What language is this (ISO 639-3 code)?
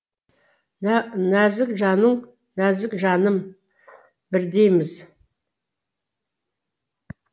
kaz